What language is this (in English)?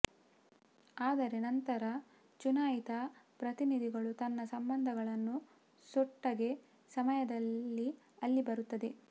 Kannada